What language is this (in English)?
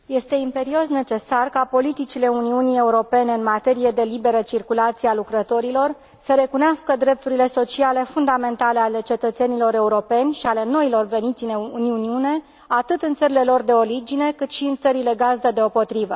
Romanian